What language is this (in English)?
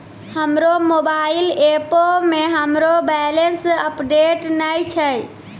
Maithili